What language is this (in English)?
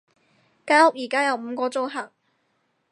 Cantonese